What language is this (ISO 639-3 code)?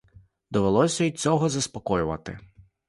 ukr